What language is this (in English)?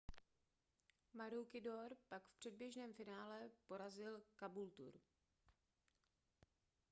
Czech